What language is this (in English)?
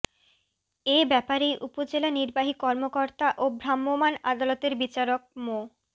Bangla